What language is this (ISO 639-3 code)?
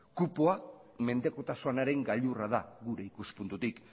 eus